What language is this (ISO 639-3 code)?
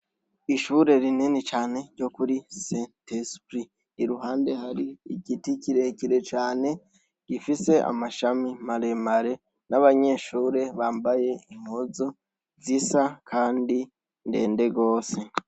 run